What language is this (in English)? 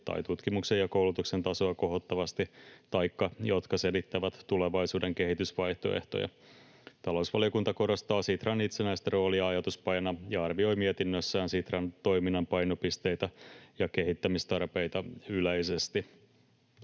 Finnish